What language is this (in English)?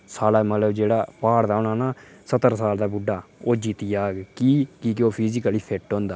Dogri